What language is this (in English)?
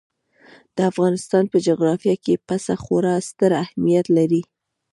Pashto